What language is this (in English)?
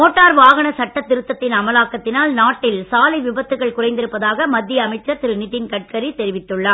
Tamil